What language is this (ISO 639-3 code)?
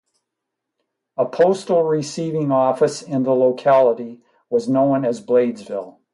eng